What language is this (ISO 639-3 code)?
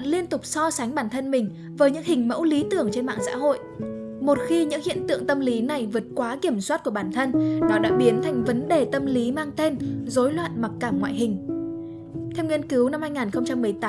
vie